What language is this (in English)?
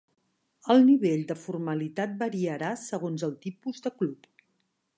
Catalan